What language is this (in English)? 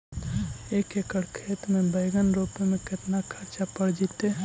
Magahi